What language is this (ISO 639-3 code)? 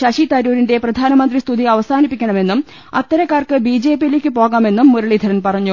mal